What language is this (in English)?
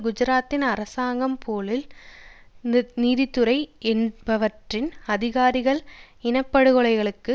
Tamil